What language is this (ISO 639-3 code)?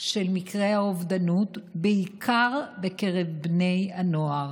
heb